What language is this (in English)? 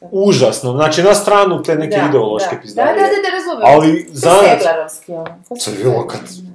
Croatian